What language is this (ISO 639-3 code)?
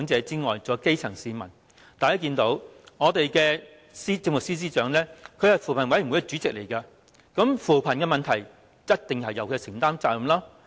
yue